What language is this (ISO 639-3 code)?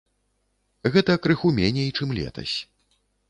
bel